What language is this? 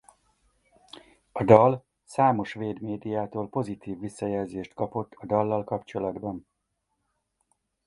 Hungarian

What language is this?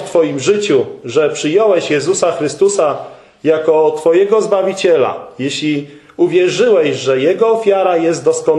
Polish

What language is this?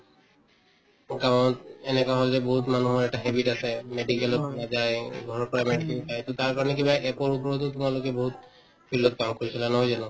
Assamese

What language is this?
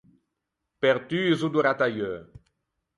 Ligurian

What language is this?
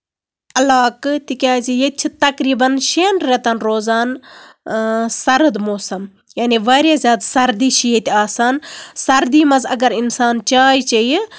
Kashmiri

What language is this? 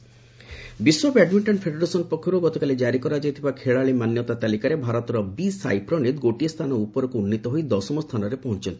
Odia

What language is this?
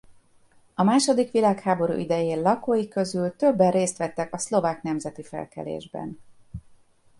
Hungarian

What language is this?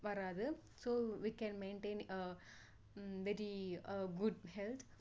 Tamil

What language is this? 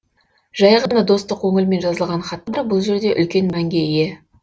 Kazakh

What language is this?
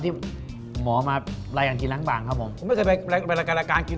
Thai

